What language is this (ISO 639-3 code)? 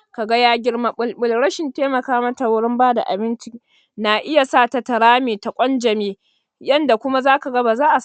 hau